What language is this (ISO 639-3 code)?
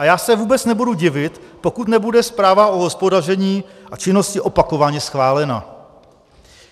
ces